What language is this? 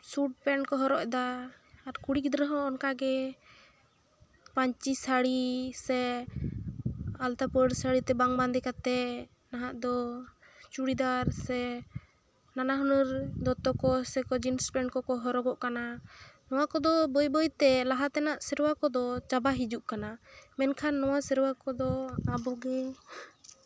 Santali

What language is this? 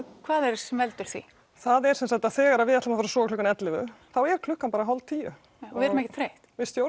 Icelandic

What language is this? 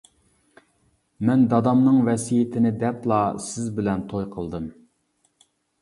Uyghur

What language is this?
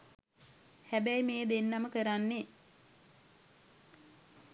Sinhala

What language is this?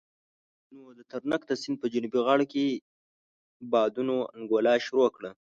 Pashto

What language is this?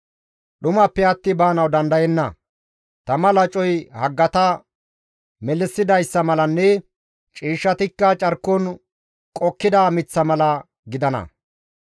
Gamo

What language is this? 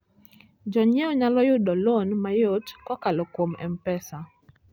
Luo (Kenya and Tanzania)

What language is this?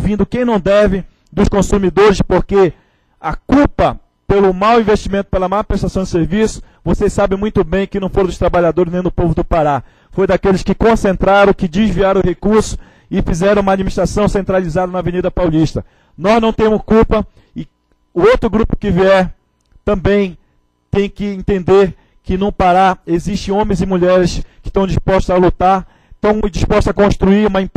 Portuguese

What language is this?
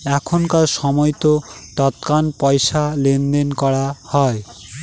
Bangla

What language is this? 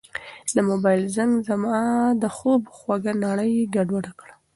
Pashto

